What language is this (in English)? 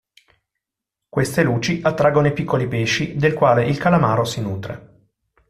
Italian